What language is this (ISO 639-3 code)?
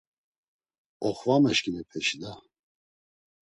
lzz